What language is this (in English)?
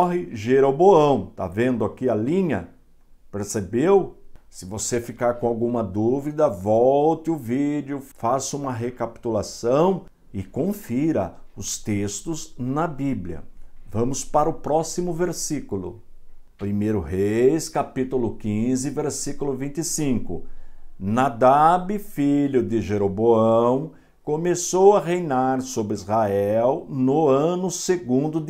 Portuguese